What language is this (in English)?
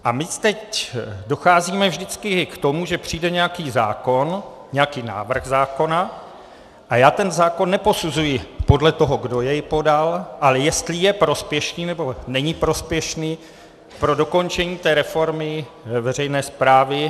Czech